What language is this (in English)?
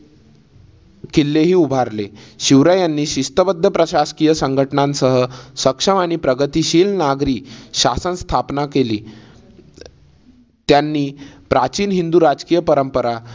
Marathi